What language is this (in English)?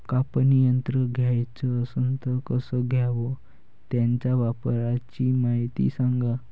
Marathi